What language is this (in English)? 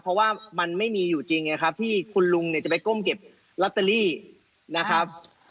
Thai